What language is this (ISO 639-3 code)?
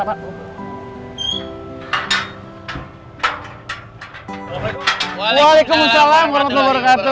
ind